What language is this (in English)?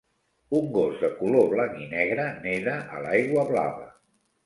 Catalan